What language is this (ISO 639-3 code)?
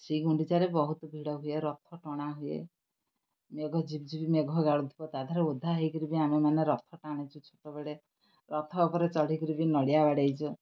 ori